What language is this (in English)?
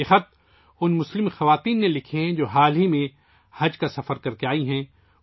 Urdu